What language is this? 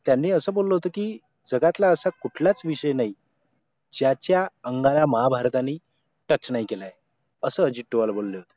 Marathi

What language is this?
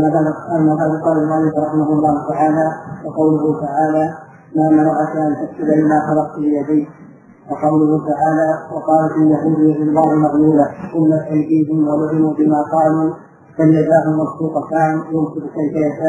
Arabic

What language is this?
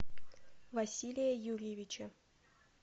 Russian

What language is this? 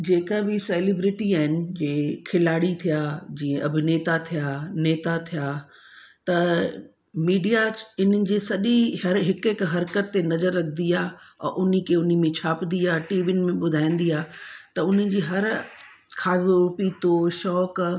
Sindhi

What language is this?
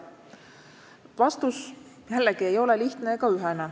Estonian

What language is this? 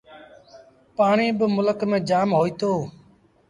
Sindhi Bhil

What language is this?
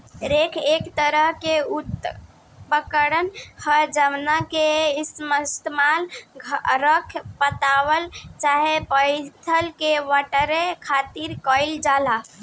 Bhojpuri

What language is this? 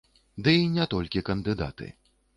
Belarusian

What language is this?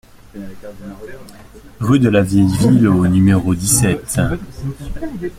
French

